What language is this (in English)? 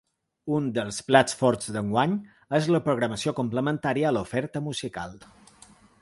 Catalan